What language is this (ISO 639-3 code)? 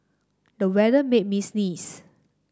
eng